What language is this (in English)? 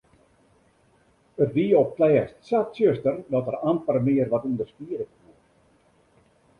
Western Frisian